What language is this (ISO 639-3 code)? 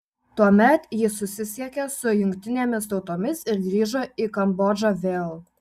lit